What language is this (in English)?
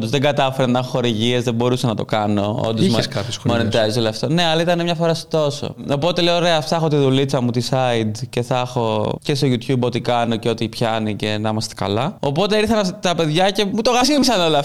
Greek